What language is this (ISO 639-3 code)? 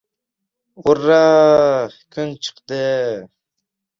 uzb